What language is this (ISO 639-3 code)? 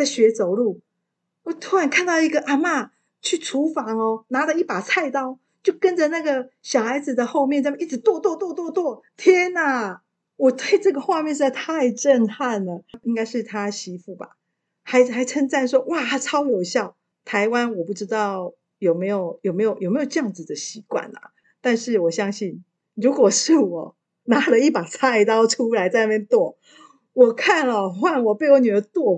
zho